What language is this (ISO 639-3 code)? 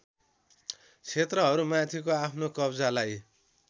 nep